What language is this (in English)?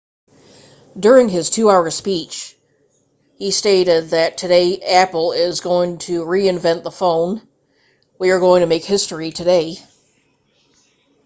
English